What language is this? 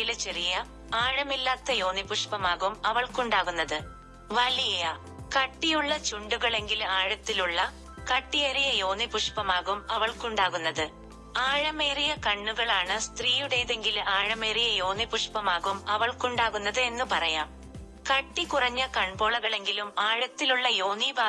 Malayalam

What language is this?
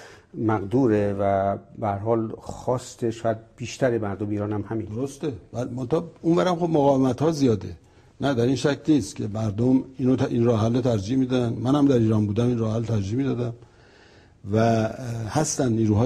Persian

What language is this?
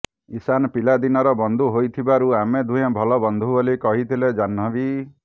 Odia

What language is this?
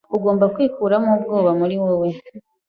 Kinyarwanda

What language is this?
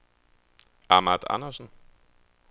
Danish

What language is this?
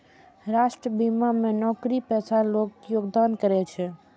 Maithili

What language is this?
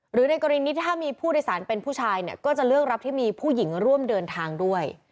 Thai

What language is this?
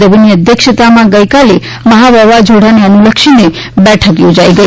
Gujarati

